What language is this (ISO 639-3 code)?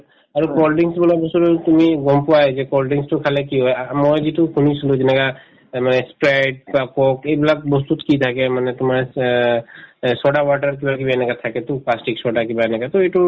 asm